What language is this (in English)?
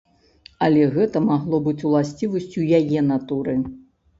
Belarusian